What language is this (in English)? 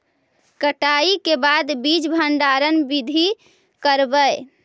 Magahi